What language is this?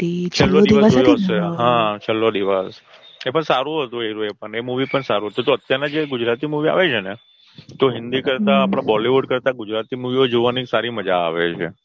Gujarati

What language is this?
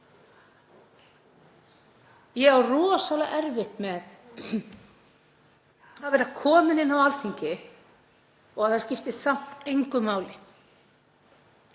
Icelandic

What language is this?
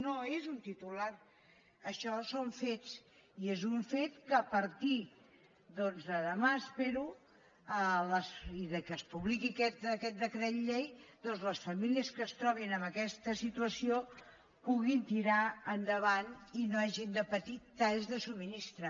Catalan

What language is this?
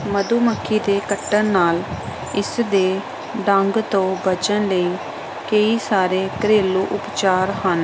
Punjabi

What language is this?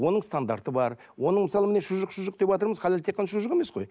Kazakh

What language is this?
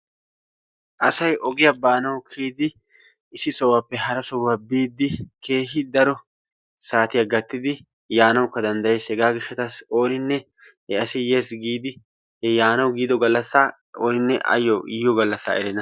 Wolaytta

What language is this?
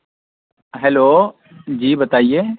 Urdu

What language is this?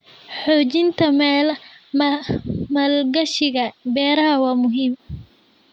Somali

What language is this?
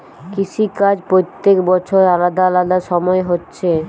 Bangla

